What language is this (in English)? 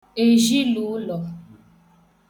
Igbo